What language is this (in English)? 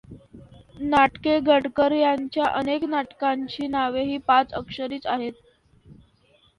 Marathi